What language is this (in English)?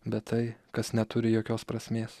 Lithuanian